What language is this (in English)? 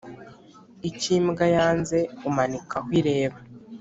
Kinyarwanda